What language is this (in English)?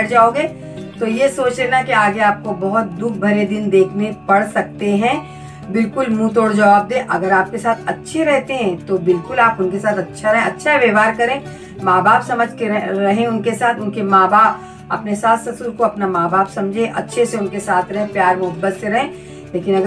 Hindi